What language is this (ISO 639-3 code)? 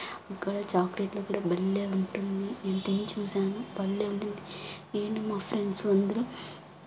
tel